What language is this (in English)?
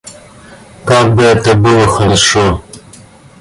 Russian